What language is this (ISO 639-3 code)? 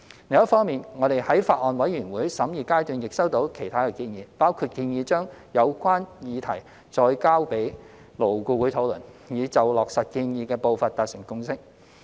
yue